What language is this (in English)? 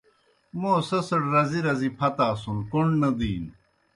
Kohistani Shina